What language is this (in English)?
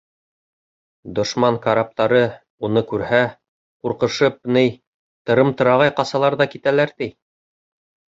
Bashkir